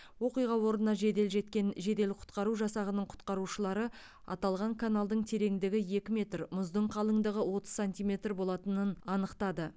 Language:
Kazakh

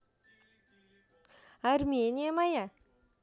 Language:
Russian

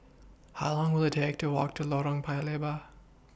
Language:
English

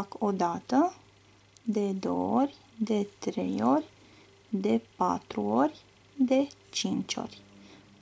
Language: Romanian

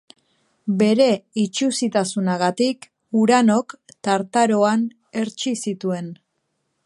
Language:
Basque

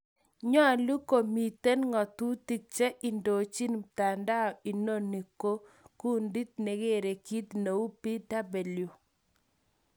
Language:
Kalenjin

